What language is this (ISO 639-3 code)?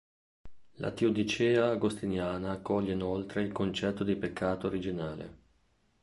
ita